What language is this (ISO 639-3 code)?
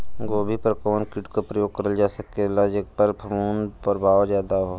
bho